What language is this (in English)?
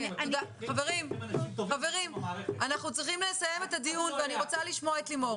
Hebrew